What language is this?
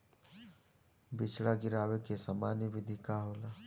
Bhojpuri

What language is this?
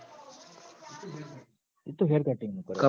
Gujarati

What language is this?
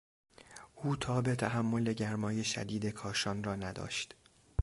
Persian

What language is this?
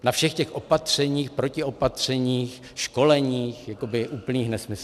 Czech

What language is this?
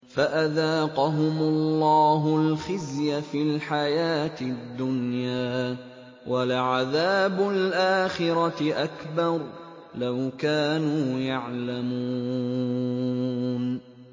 Arabic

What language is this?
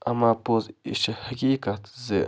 Kashmiri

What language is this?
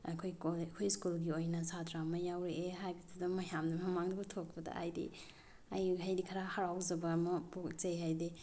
Manipuri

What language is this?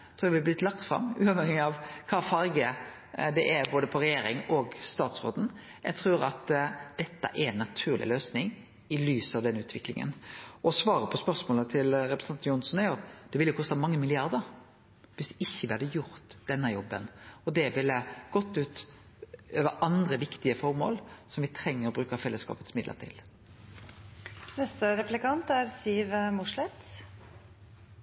Norwegian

